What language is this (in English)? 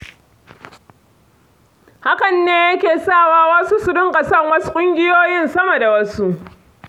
Hausa